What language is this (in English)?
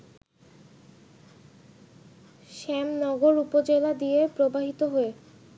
Bangla